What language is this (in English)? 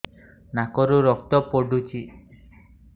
Odia